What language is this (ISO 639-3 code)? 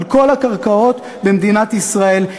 heb